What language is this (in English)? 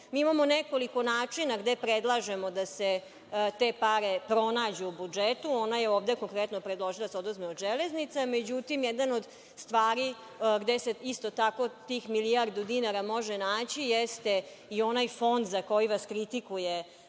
Serbian